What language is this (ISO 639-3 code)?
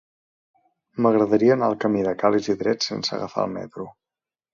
cat